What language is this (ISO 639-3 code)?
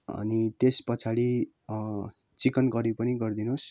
nep